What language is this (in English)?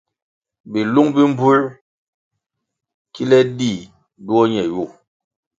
Kwasio